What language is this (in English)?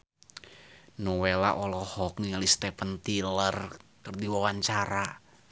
Sundanese